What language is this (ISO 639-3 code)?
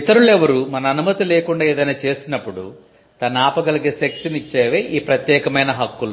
tel